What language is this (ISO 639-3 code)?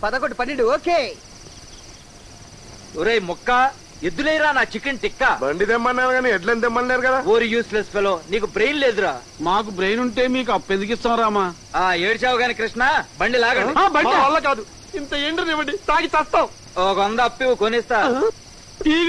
tel